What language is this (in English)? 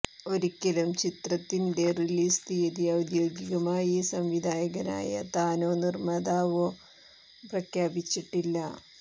Malayalam